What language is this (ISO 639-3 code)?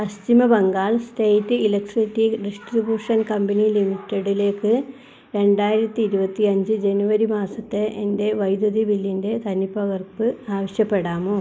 mal